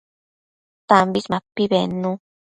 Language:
Matsés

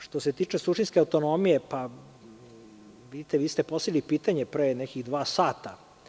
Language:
Serbian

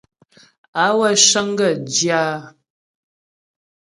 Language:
Ghomala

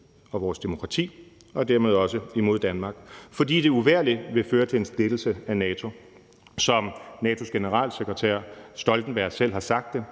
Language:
Danish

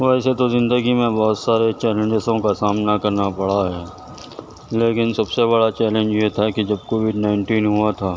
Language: Urdu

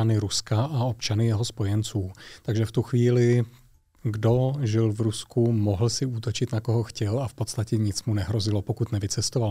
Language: Czech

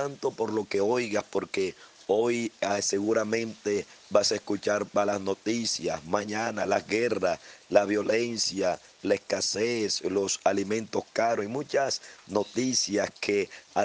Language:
Spanish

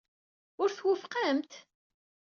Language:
Kabyle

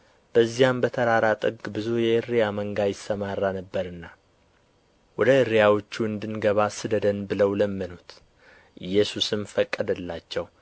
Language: Amharic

